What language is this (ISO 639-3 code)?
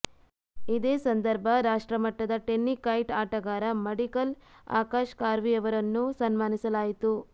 kan